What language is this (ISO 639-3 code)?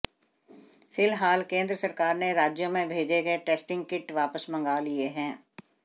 hin